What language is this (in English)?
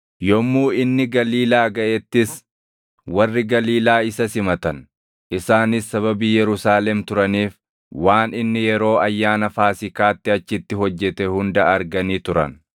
Oromo